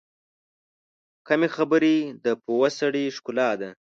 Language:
Pashto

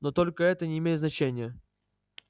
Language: Russian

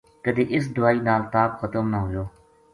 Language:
Gujari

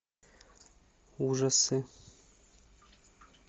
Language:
Russian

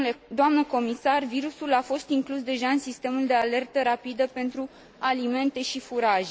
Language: Romanian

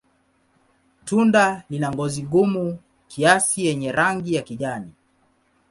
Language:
Swahili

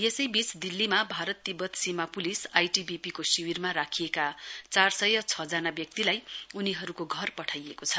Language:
Nepali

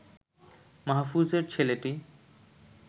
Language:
Bangla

